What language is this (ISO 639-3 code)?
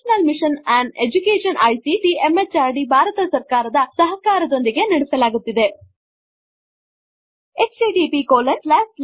kan